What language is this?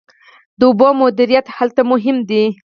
Pashto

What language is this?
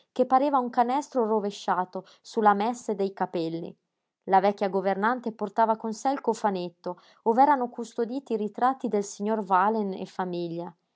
Italian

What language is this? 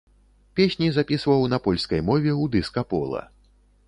Belarusian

